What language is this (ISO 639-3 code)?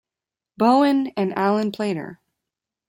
eng